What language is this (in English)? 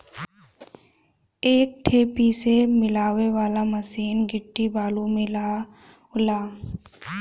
Bhojpuri